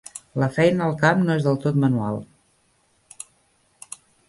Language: Catalan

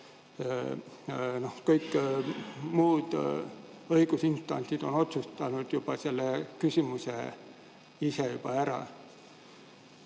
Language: Estonian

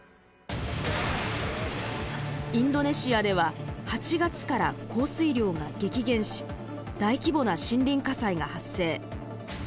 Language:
Japanese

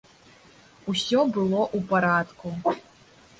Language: Belarusian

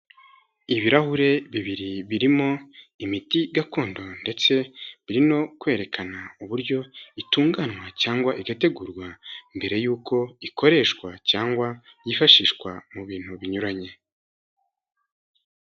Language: Kinyarwanda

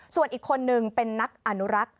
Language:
Thai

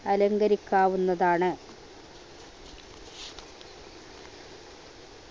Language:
Malayalam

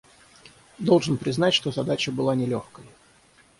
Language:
Russian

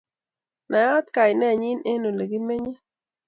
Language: Kalenjin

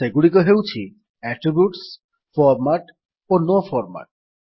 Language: Odia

